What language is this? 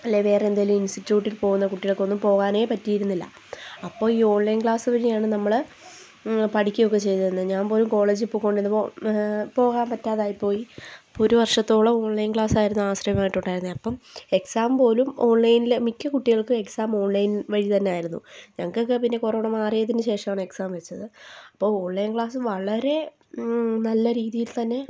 Malayalam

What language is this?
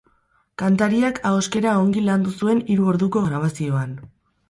Basque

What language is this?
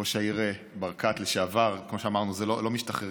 Hebrew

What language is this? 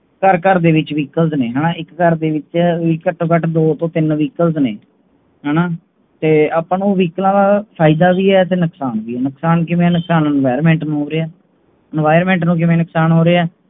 Punjabi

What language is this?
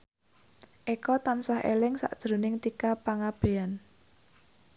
Javanese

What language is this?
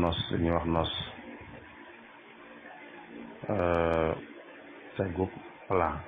Arabic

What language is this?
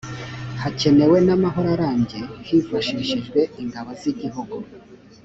Kinyarwanda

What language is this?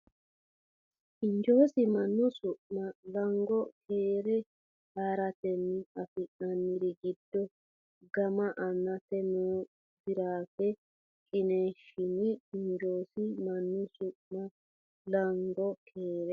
Sidamo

